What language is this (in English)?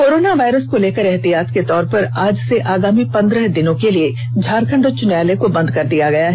Hindi